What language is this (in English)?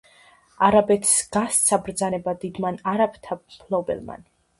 Georgian